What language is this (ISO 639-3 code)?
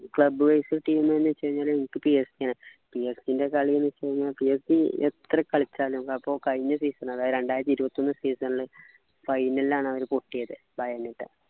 mal